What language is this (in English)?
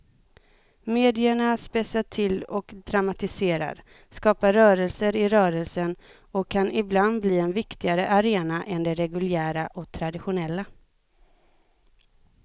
Swedish